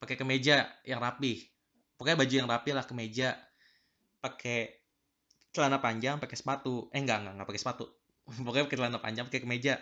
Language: Indonesian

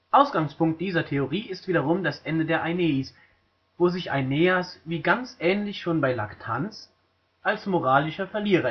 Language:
German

